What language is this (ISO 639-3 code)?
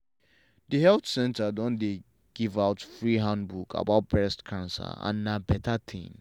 pcm